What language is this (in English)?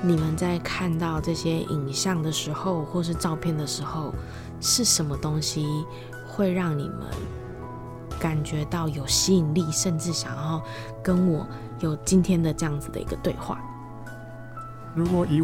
Chinese